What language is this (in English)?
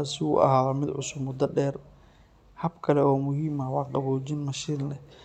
Somali